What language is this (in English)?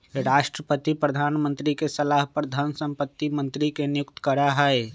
Magahi